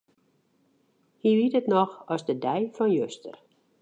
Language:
Western Frisian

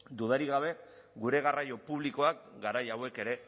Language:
Basque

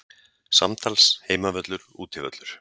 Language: Icelandic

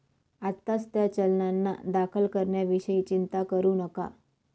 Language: Marathi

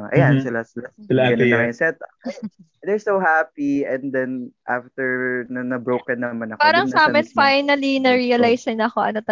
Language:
Filipino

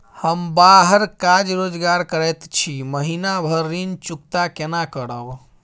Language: Maithili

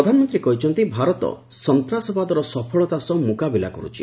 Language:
Odia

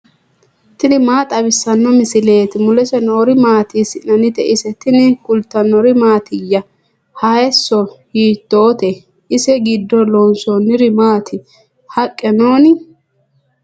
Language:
Sidamo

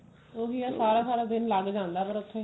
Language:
Punjabi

